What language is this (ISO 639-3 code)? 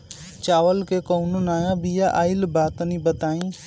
bho